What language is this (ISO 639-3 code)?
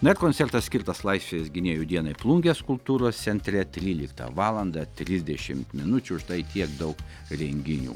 lit